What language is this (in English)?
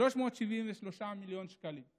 Hebrew